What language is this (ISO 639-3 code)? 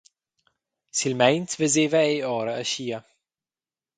roh